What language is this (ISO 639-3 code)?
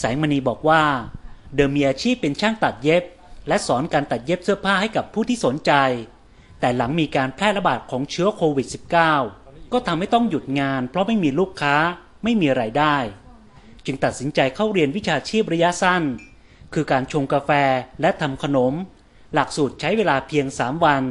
tha